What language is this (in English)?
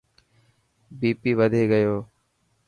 Dhatki